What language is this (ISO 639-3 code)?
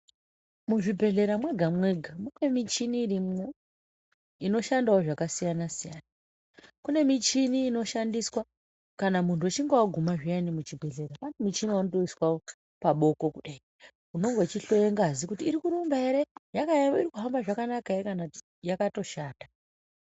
ndc